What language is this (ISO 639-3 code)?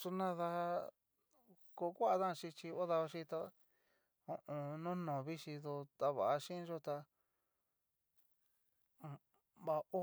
miu